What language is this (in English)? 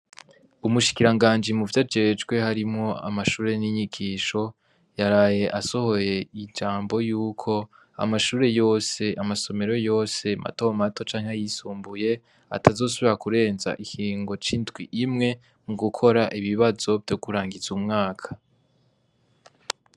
Rundi